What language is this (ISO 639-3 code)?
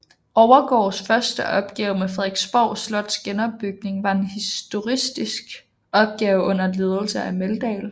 dan